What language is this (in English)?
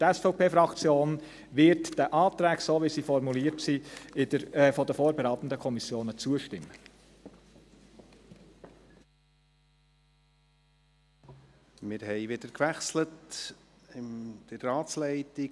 Swiss German